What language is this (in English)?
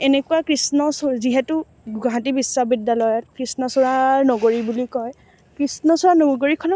Assamese